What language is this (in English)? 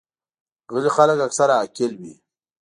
Pashto